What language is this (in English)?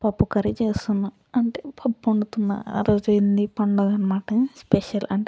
Telugu